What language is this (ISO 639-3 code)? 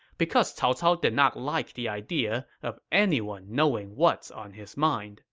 eng